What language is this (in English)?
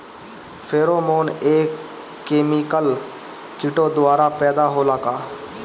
Bhojpuri